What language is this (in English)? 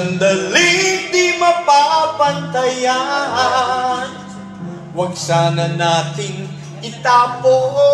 Filipino